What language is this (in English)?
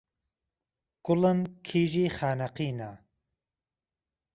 Central Kurdish